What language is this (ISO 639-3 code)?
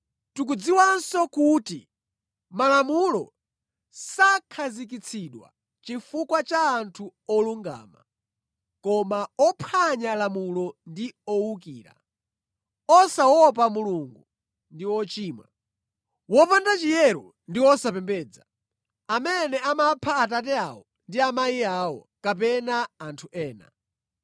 nya